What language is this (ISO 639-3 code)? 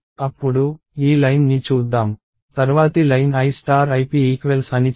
tel